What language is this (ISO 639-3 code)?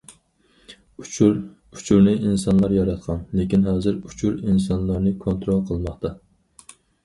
uig